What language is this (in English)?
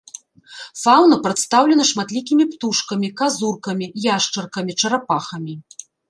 Belarusian